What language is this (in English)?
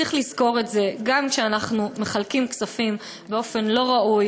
Hebrew